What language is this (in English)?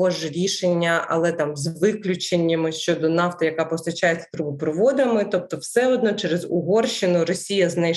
Ukrainian